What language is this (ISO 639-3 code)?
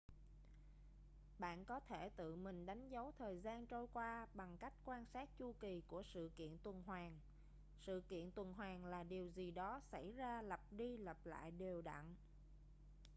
vie